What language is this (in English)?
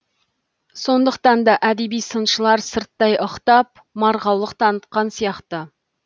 Kazakh